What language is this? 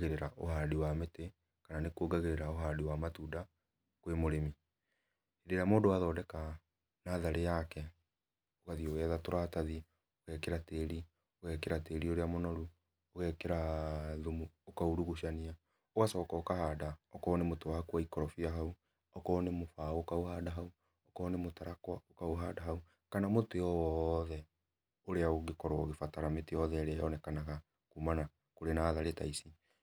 Kikuyu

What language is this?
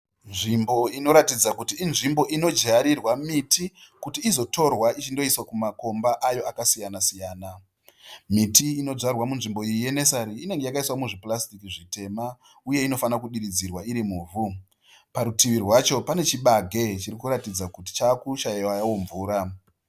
Shona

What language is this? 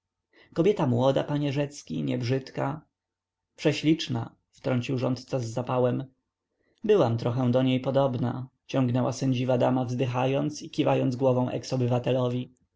Polish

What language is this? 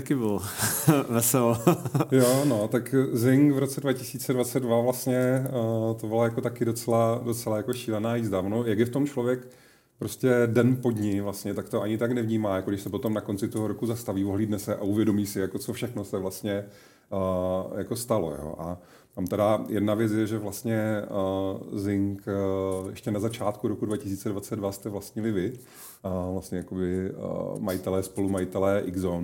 Czech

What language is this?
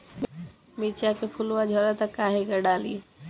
Bhojpuri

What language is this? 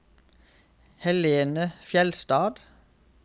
Norwegian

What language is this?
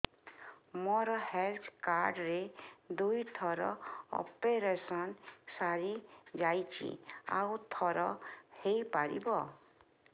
Odia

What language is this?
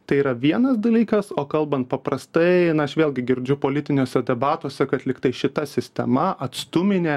Lithuanian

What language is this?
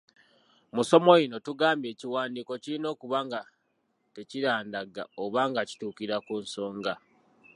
Ganda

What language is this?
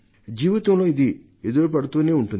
Telugu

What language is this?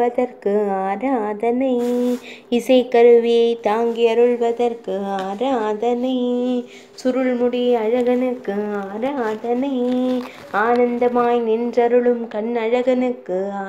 Romanian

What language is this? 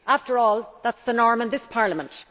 English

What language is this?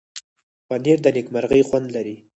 Pashto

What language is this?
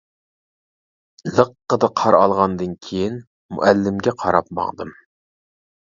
Uyghur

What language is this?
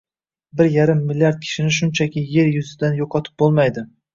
Uzbek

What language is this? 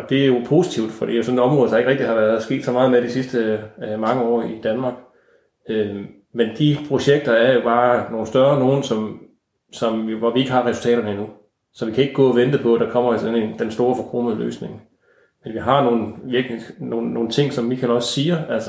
Danish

